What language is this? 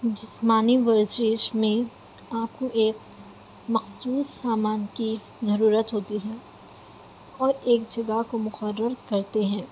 Urdu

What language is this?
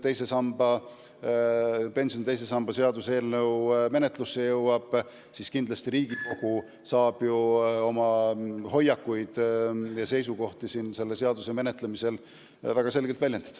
Estonian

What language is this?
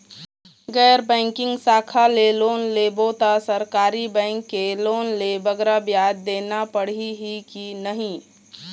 Chhattisgarhi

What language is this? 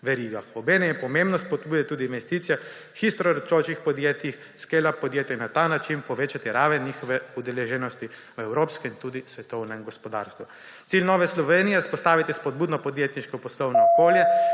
Slovenian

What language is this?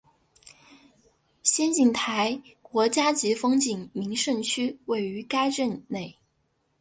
Chinese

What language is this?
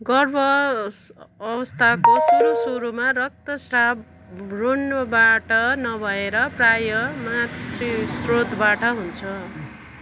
Nepali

